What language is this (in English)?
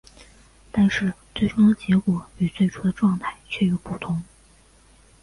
Chinese